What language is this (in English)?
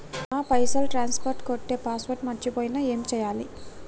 Telugu